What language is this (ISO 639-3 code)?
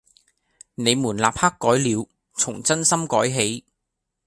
yue